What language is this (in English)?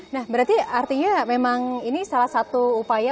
Indonesian